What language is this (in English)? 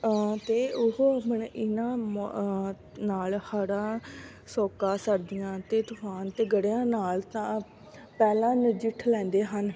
Punjabi